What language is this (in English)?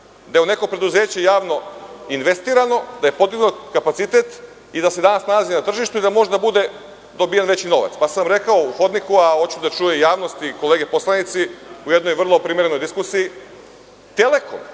Serbian